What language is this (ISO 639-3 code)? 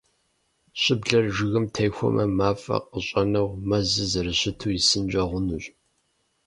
kbd